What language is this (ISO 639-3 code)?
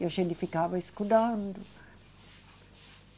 por